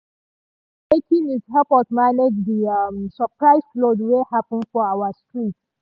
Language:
Nigerian Pidgin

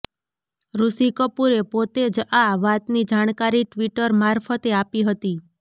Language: Gujarati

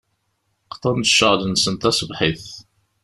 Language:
Kabyle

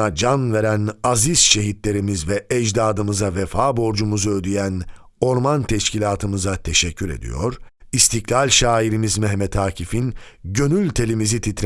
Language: Turkish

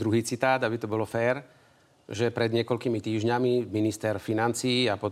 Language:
Slovak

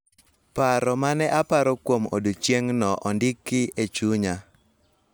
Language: Luo (Kenya and Tanzania)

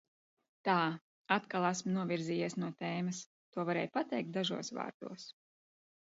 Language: Latvian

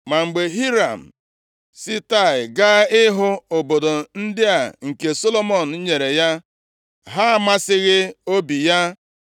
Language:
Igbo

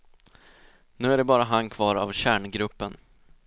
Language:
Swedish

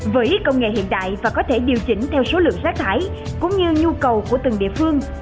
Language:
Vietnamese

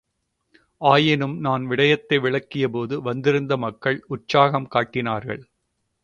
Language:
Tamil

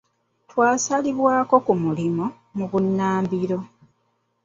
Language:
Ganda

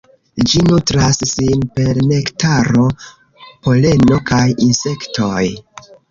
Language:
Esperanto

